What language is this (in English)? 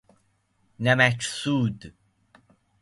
Persian